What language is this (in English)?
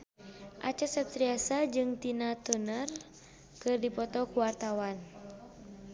Sundanese